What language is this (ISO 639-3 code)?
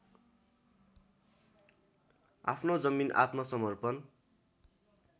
nep